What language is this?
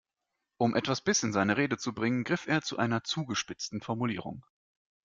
German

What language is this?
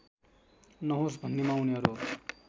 Nepali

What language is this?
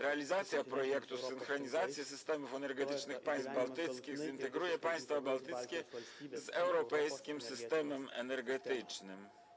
Polish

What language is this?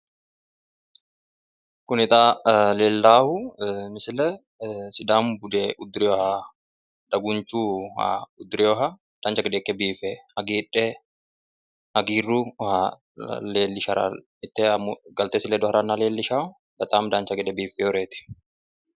Sidamo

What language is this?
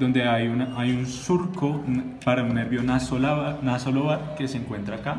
Spanish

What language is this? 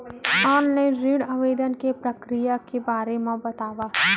Chhattisgarhi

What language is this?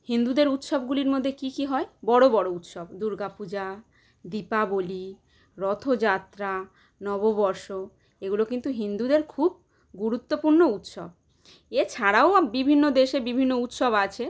Bangla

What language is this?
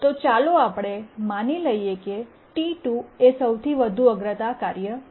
Gujarati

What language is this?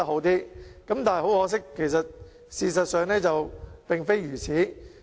Cantonese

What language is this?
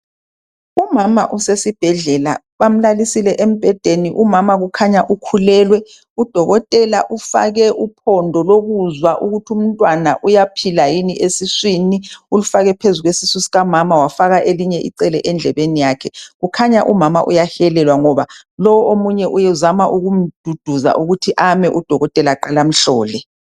North Ndebele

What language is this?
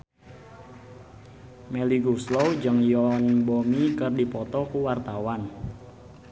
Sundanese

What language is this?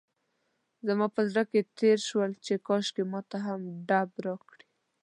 Pashto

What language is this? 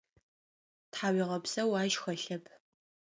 Adyghe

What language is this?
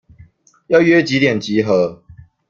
Chinese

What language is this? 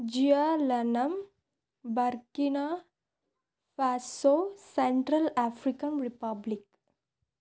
Telugu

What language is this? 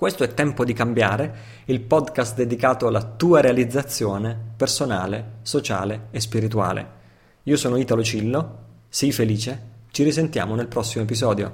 Italian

